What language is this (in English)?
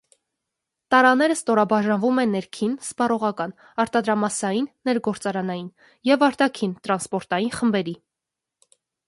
Armenian